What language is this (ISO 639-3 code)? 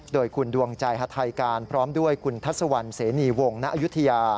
tha